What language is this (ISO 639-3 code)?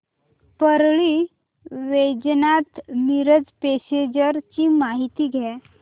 mar